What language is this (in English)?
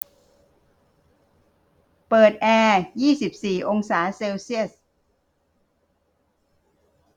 Thai